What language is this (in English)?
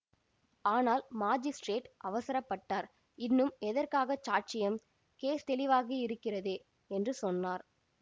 Tamil